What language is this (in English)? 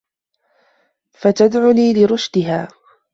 Arabic